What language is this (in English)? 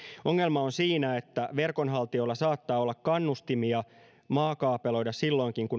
Finnish